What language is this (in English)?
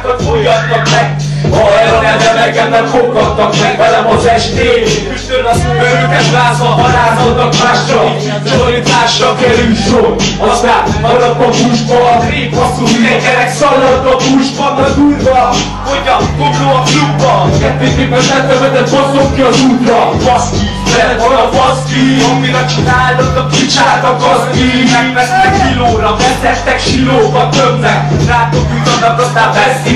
Hungarian